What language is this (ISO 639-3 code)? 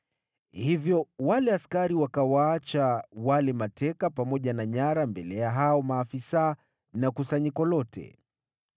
swa